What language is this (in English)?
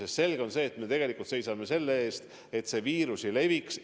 Estonian